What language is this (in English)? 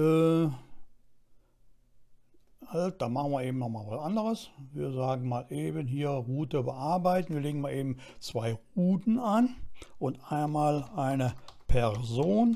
German